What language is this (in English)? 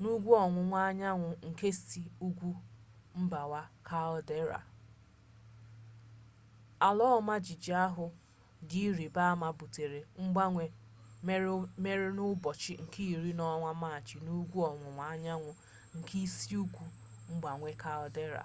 Igbo